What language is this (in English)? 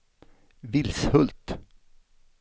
Swedish